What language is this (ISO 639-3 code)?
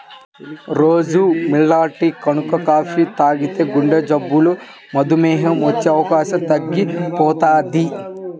tel